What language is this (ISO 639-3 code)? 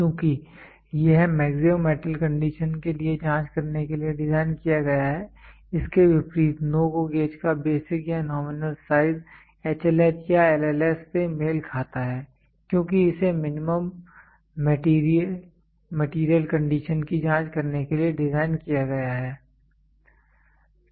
hin